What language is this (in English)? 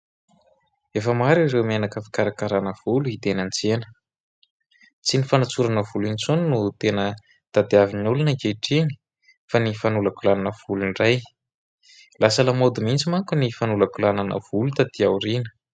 Malagasy